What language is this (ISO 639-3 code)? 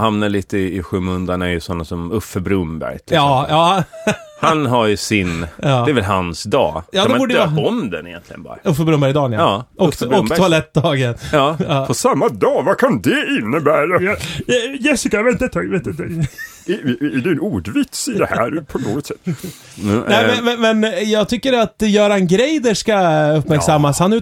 swe